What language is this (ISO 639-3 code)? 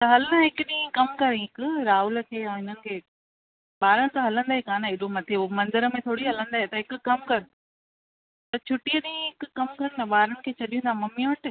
snd